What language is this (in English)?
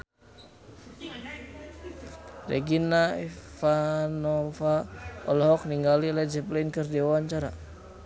Sundanese